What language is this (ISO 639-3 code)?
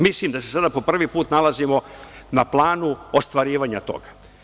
srp